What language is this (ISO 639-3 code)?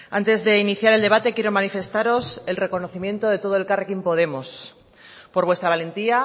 spa